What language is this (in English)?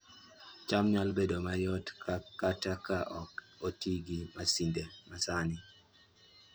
Luo (Kenya and Tanzania)